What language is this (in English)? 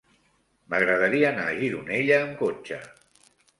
Catalan